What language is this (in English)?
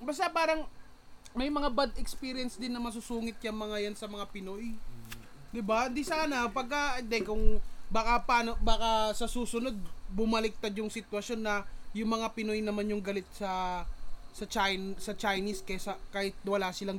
Filipino